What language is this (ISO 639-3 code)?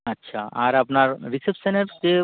ben